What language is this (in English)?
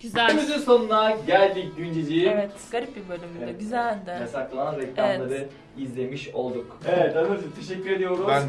Turkish